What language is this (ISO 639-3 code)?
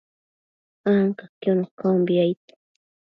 mcf